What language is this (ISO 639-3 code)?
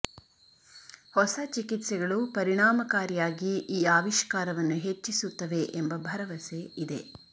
kan